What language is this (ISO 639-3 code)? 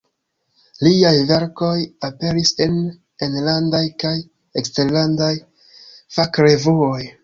epo